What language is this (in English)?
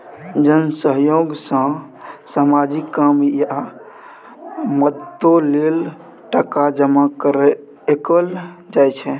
Maithili